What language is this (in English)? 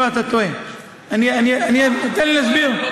Hebrew